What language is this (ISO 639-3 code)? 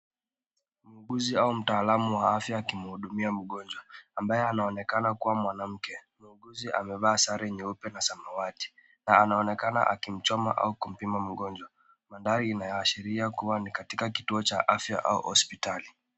swa